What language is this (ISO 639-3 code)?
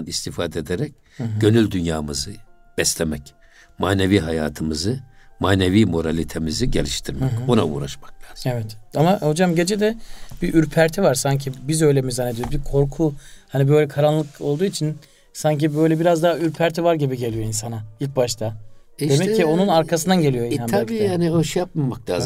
tur